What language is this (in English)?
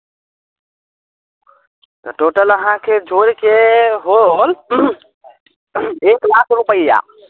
Maithili